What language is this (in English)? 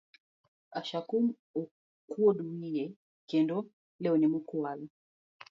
Luo (Kenya and Tanzania)